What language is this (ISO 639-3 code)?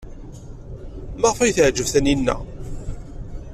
kab